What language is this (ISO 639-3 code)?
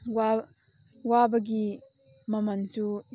mni